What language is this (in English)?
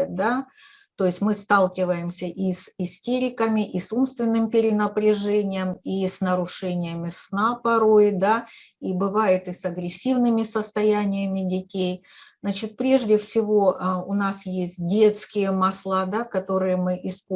Russian